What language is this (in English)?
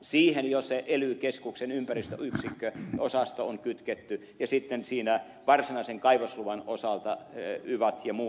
Finnish